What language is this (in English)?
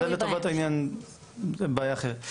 Hebrew